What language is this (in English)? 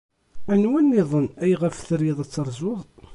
Kabyle